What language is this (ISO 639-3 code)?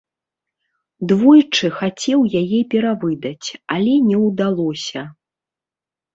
bel